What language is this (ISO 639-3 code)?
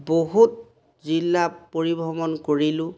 asm